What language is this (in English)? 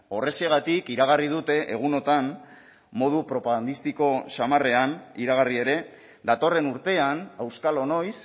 Basque